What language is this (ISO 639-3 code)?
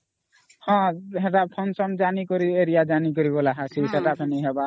ori